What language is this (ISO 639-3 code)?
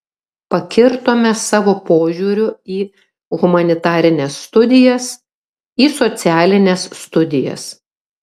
lit